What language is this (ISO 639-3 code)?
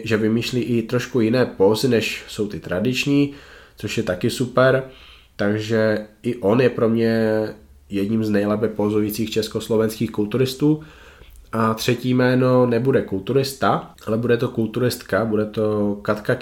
ces